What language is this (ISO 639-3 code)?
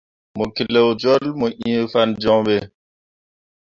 mua